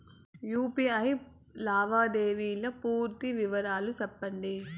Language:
Telugu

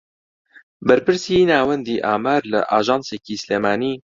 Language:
Central Kurdish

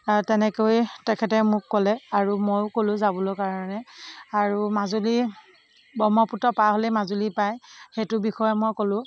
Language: Assamese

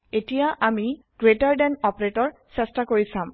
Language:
Assamese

